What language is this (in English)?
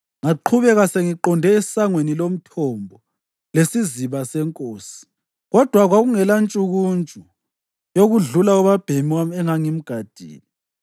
North Ndebele